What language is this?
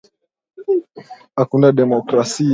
Swahili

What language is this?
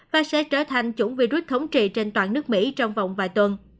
Vietnamese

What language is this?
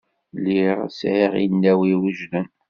Kabyle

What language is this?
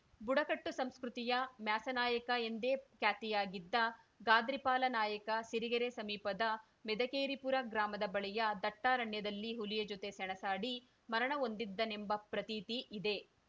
Kannada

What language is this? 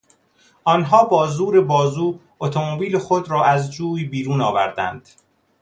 Persian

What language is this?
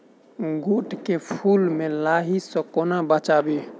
Maithili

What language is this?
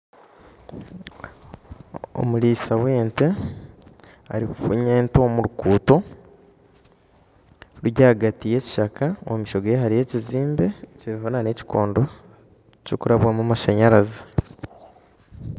Nyankole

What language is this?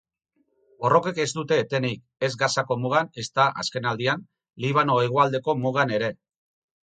Basque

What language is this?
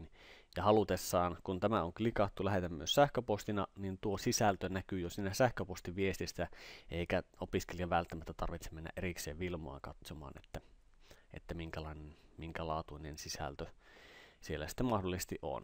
Finnish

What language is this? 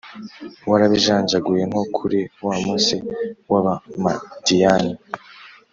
Kinyarwanda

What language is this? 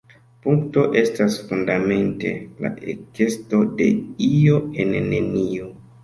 Esperanto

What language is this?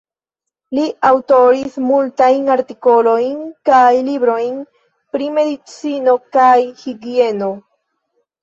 Esperanto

